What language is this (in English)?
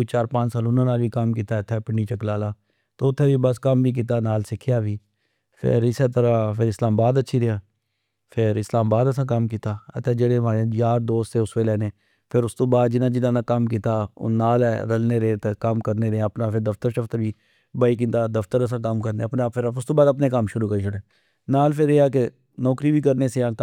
Pahari-Potwari